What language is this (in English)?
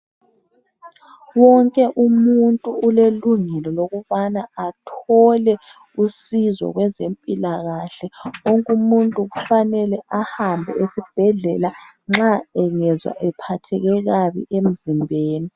North Ndebele